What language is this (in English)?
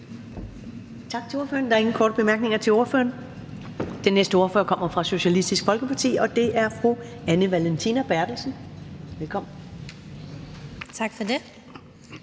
Danish